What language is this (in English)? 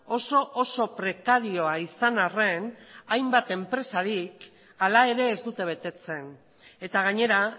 Basque